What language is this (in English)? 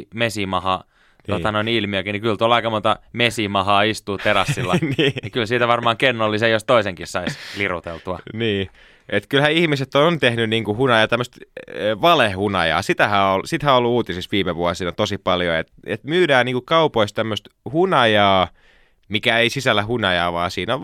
Finnish